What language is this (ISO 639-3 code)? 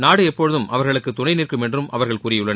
tam